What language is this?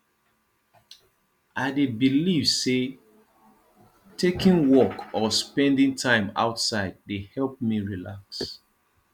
Nigerian Pidgin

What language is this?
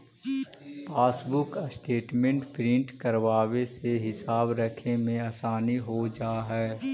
Magahi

